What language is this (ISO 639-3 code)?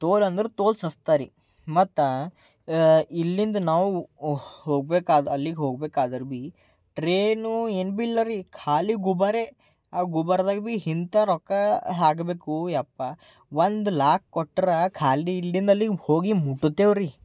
kan